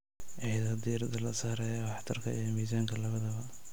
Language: Somali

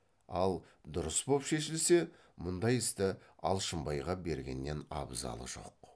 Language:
Kazakh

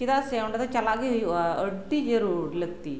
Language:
Santali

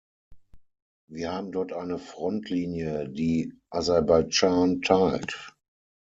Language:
German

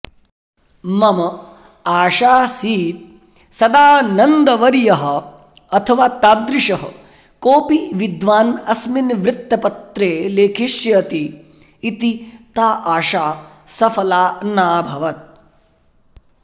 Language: Sanskrit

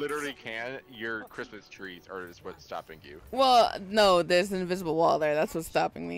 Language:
English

